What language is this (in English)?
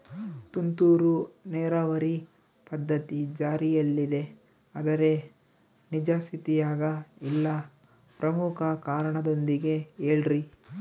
Kannada